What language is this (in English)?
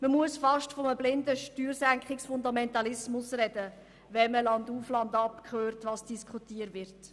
Swiss German